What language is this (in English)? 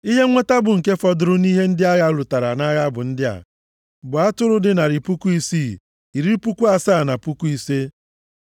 Igbo